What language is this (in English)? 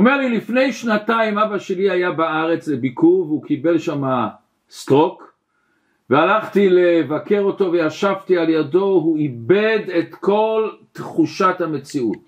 Hebrew